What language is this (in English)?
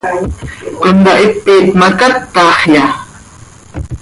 Seri